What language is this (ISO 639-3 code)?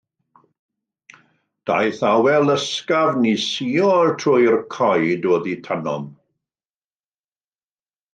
cym